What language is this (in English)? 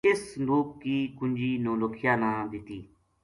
Gujari